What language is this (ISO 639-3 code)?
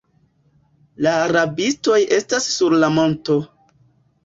epo